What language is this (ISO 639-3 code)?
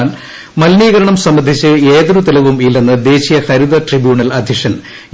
mal